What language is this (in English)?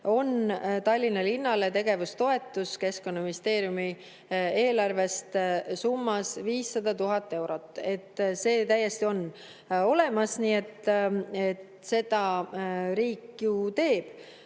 Estonian